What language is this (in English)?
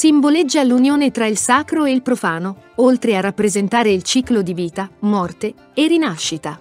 Italian